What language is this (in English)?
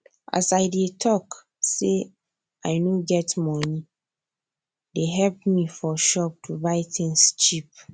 Nigerian Pidgin